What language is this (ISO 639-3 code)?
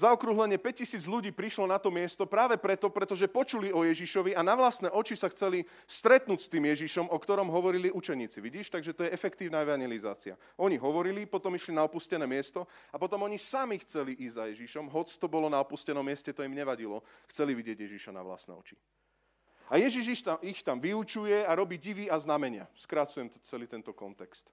slk